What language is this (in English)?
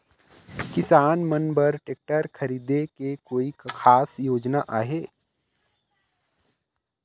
Chhattisgarhi